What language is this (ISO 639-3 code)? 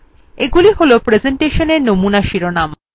ben